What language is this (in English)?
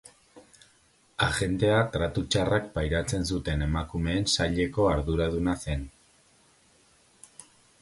Basque